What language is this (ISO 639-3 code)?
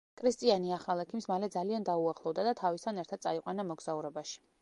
kat